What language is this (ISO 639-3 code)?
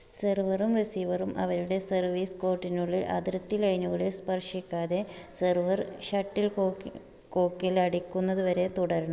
mal